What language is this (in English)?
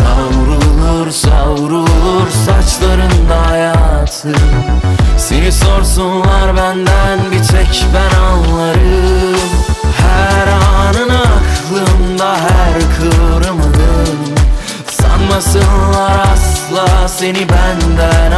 Turkish